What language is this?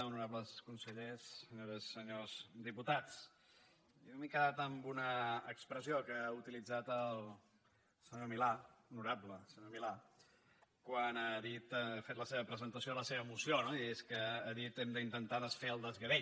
Catalan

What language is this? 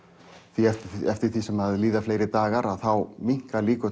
Icelandic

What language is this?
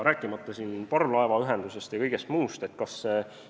Estonian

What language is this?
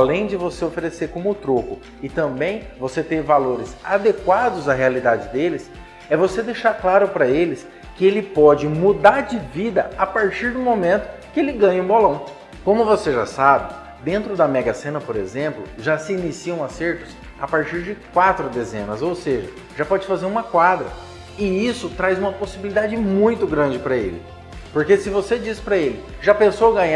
Portuguese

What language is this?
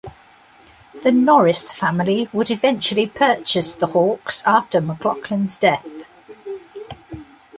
English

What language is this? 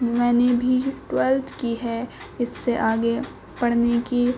Urdu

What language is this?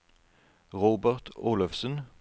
Norwegian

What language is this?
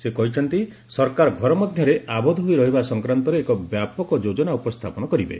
Odia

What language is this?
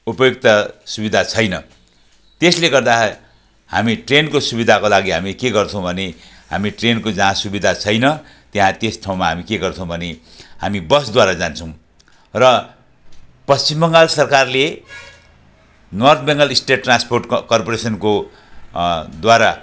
Nepali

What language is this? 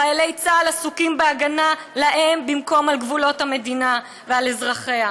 Hebrew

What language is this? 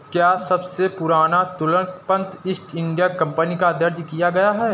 Hindi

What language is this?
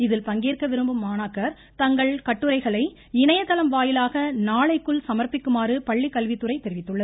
Tamil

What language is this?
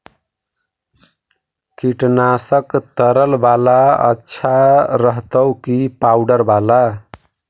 Magahi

